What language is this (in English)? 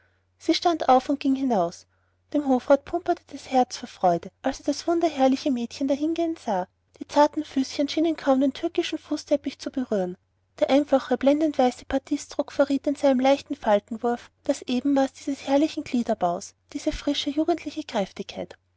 German